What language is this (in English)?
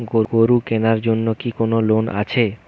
Bangla